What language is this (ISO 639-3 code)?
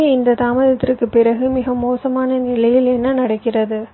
tam